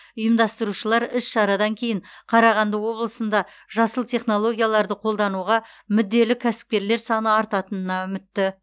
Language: Kazakh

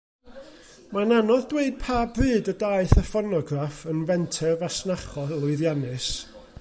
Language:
Welsh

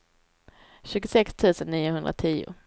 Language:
Swedish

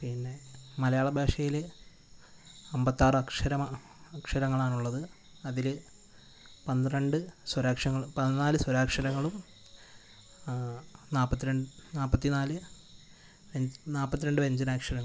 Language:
Malayalam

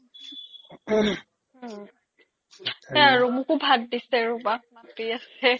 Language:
Assamese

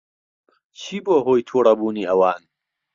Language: Central Kurdish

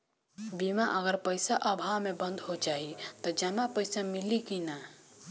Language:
Bhojpuri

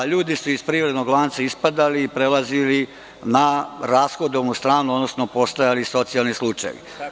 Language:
Serbian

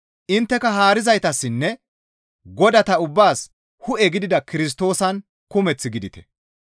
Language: Gamo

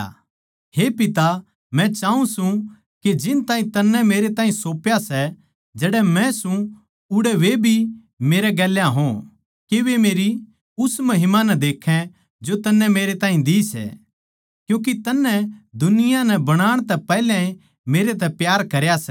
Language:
Haryanvi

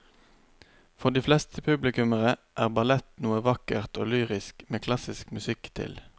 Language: Norwegian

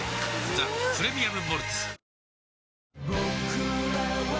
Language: Japanese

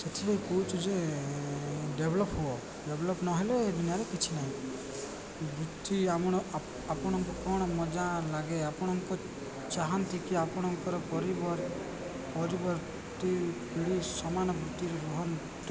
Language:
Odia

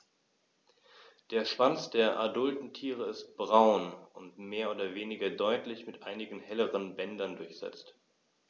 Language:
German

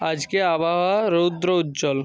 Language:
Bangla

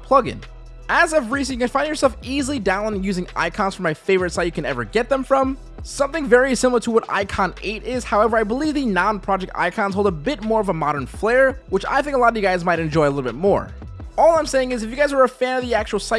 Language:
English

